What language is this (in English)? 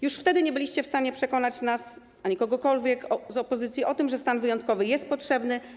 Polish